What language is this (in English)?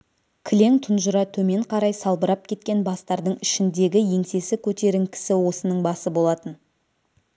Kazakh